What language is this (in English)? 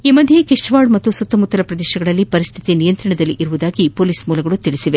Kannada